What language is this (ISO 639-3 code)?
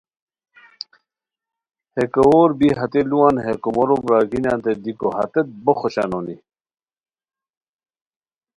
khw